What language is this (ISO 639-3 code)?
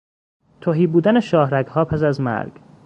fas